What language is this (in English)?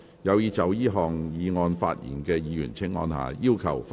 Cantonese